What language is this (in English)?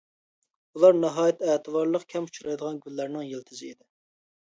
Uyghur